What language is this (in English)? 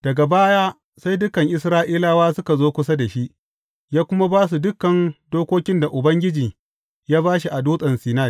Hausa